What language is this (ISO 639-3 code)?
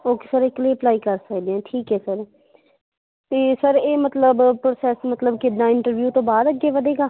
pan